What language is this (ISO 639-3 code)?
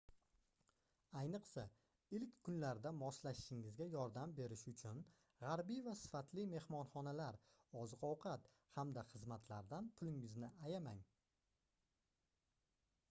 uzb